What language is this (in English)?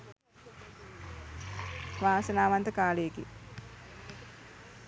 Sinhala